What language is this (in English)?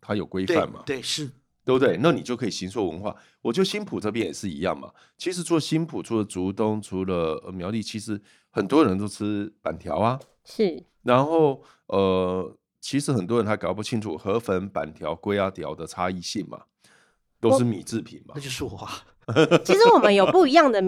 Chinese